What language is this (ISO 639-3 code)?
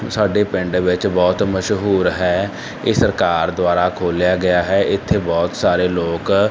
pan